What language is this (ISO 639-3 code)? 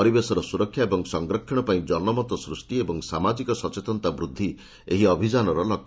ori